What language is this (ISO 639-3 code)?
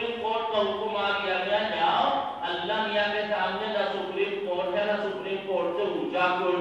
ara